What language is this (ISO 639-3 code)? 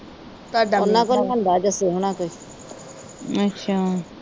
pan